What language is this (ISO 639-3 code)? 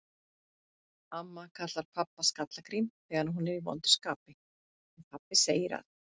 isl